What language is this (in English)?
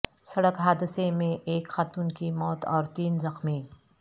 Urdu